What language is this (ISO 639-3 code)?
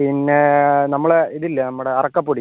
mal